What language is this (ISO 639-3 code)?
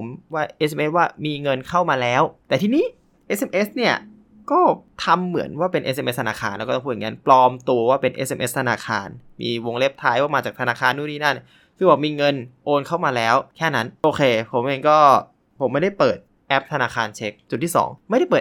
tha